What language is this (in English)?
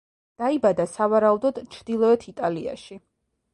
Georgian